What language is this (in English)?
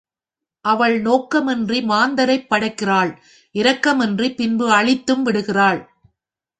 Tamil